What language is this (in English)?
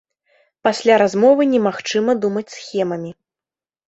Belarusian